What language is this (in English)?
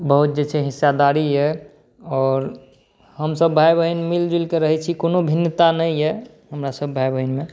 Maithili